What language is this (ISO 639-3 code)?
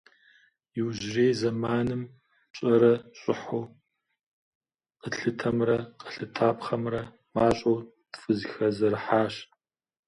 kbd